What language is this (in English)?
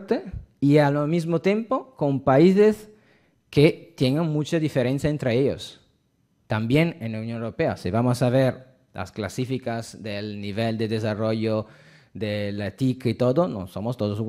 Spanish